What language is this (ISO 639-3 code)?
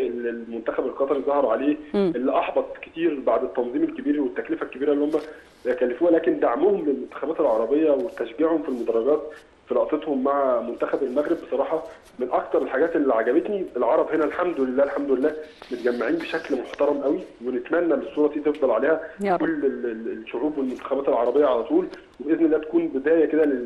ara